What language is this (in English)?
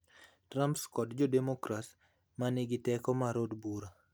Luo (Kenya and Tanzania)